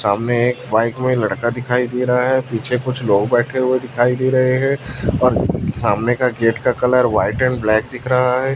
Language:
Hindi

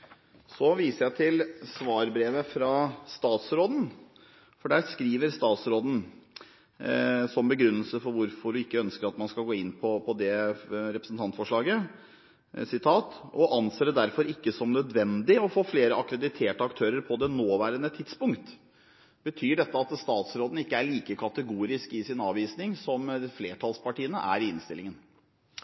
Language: Norwegian Bokmål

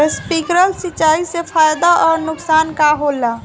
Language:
Bhojpuri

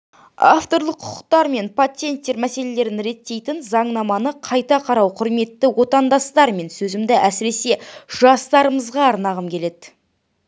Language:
Kazakh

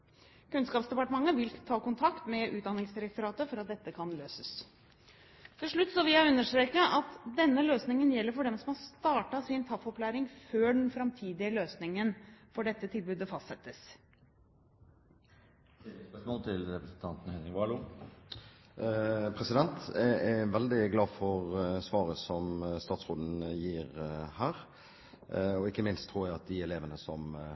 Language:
Norwegian Bokmål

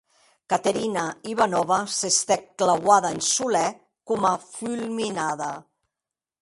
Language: Occitan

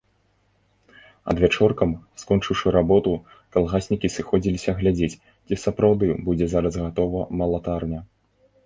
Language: Belarusian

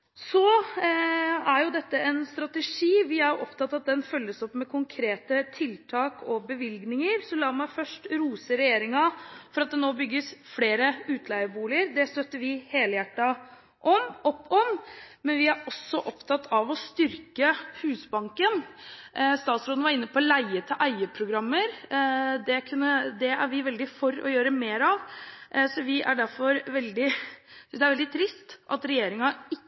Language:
Norwegian Bokmål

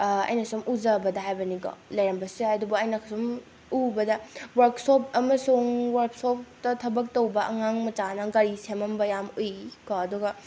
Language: Manipuri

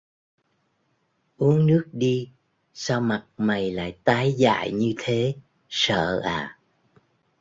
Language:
Vietnamese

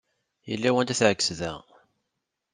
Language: Kabyle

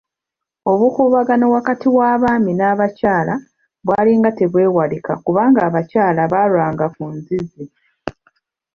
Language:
Ganda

